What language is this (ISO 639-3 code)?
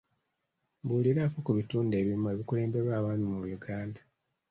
lug